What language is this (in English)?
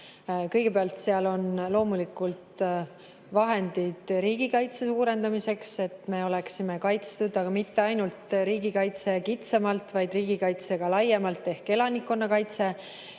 Estonian